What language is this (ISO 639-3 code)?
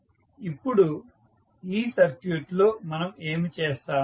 tel